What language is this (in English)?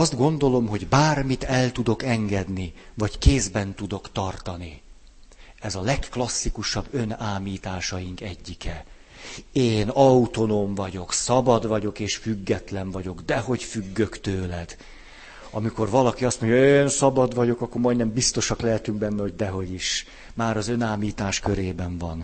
Hungarian